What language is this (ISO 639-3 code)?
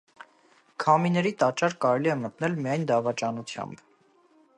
hye